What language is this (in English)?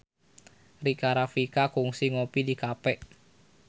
Sundanese